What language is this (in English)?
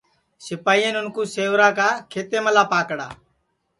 Sansi